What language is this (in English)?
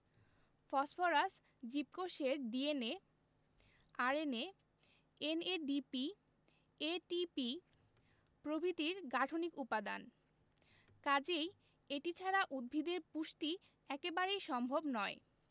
Bangla